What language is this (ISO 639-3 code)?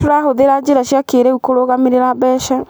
kik